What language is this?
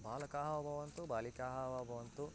Sanskrit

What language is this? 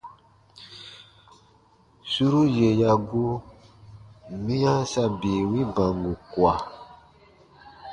Baatonum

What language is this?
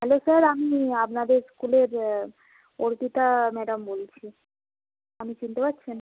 Bangla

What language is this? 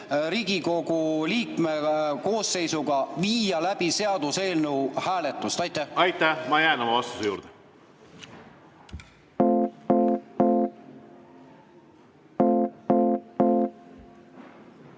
Estonian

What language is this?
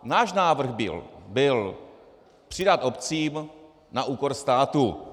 Czech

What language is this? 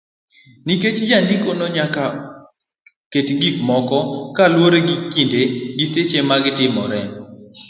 Luo (Kenya and Tanzania)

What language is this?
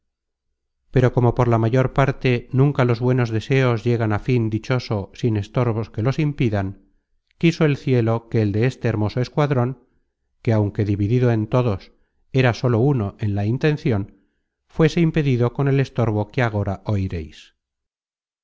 Spanish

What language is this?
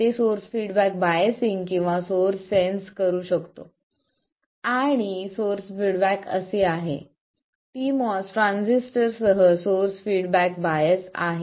Marathi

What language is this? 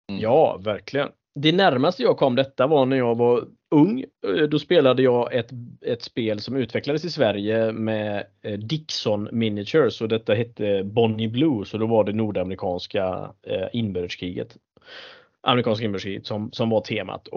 Swedish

